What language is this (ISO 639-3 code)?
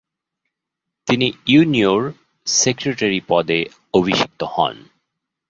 ben